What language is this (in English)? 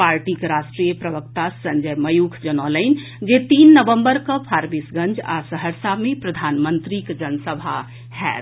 Maithili